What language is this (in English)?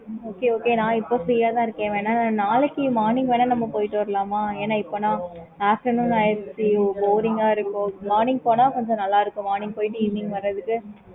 Tamil